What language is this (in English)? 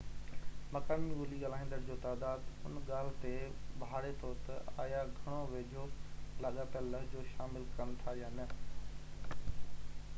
Sindhi